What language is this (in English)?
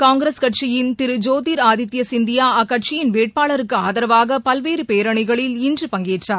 Tamil